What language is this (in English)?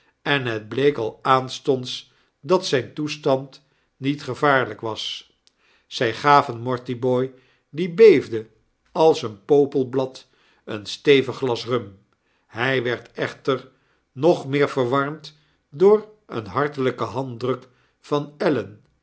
Dutch